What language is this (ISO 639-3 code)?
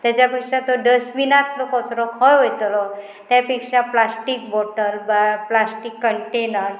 kok